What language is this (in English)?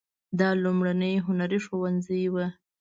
Pashto